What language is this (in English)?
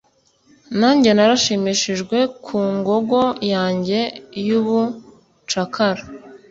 Kinyarwanda